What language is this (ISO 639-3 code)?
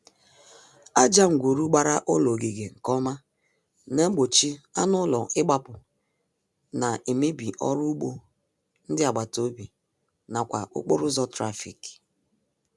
ibo